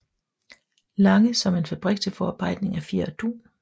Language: Danish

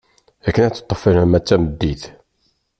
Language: Kabyle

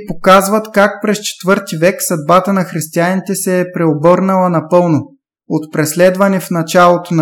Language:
Bulgarian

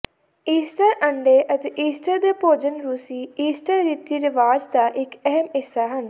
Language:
Punjabi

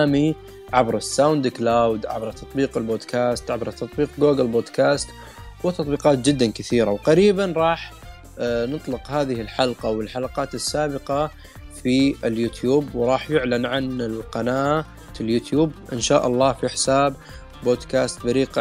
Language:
Arabic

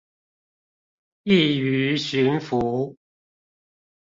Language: Chinese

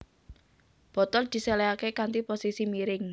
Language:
Javanese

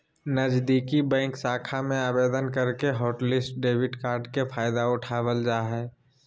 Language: Magahi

